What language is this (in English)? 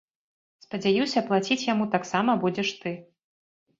Belarusian